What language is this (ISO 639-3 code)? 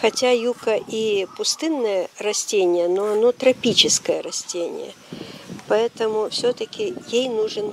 rus